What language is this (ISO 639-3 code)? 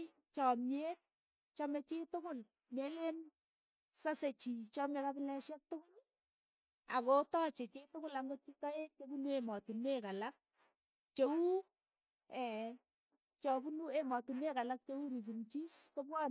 eyo